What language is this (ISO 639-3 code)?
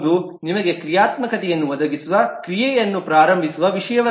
kan